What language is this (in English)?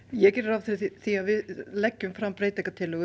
Icelandic